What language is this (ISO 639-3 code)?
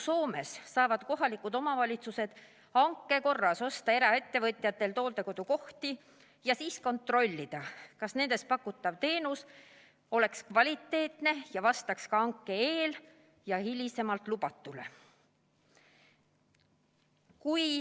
est